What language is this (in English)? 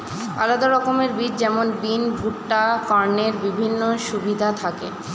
Bangla